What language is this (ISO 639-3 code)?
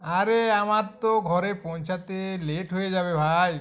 ben